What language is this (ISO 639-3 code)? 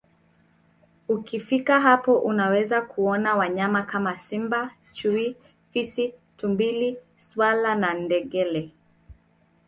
swa